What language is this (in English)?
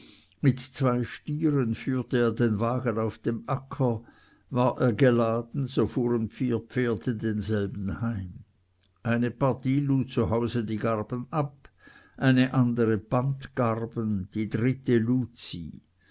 German